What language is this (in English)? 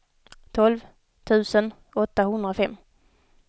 Swedish